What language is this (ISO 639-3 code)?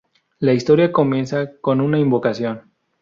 spa